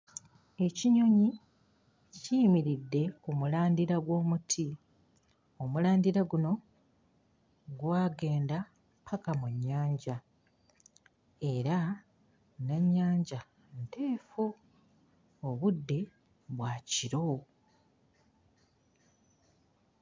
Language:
Ganda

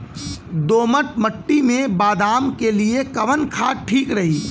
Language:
Bhojpuri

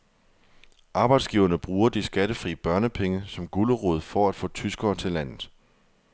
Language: Danish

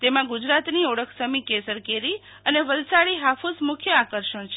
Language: Gujarati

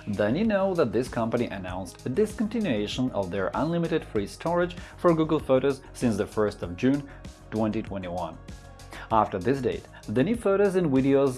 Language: English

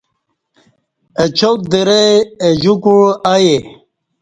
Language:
Kati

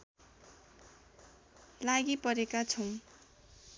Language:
Nepali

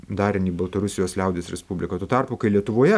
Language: Lithuanian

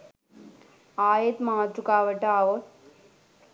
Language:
Sinhala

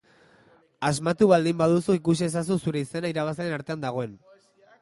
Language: Basque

